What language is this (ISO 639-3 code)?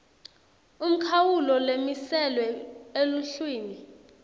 ssw